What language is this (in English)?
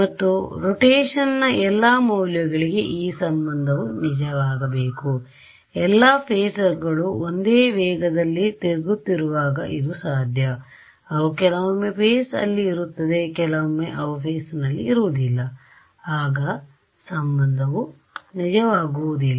Kannada